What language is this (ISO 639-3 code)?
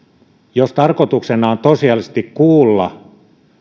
fin